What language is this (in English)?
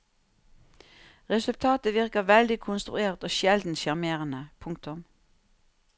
Norwegian